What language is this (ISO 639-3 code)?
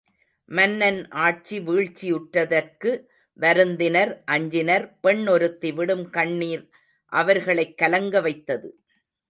tam